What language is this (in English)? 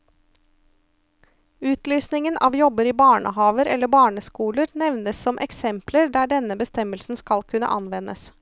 Norwegian